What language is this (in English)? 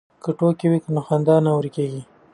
Pashto